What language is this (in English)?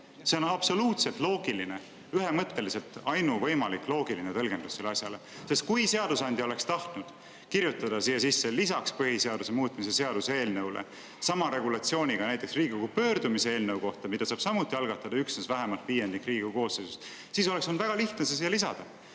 Estonian